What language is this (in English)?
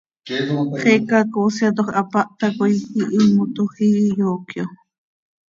Seri